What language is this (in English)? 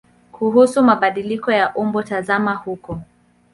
Swahili